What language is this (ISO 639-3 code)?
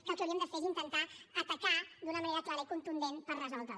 cat